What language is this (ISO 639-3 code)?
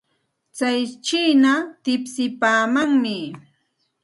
qxt